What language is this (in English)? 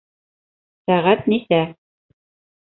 Bashkir